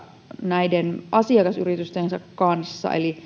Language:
Finnish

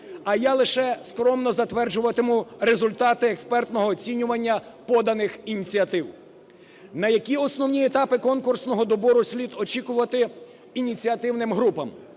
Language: Ukrainian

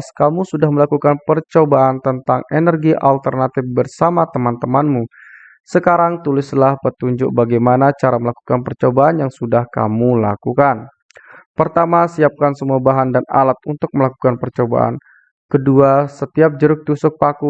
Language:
Indonesian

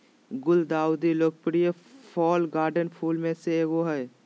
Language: Magahi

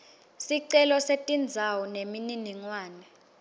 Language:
Swati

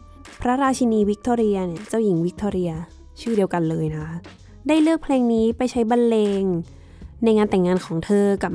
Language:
Thai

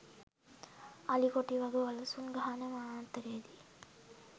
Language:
Sinhala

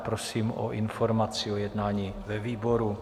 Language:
Czech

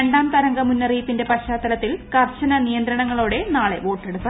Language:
Malayalam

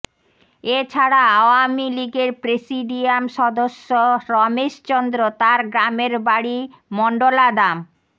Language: Bangla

